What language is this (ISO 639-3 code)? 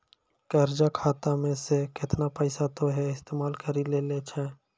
mai